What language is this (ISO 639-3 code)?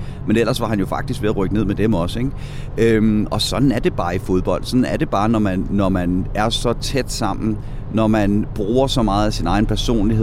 dan